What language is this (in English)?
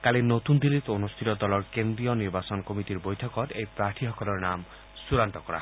Assamese